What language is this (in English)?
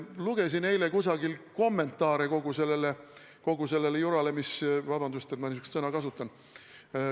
Estonian